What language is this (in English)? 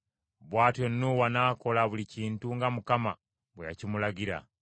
Ganda